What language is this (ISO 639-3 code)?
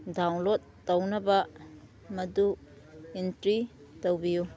mni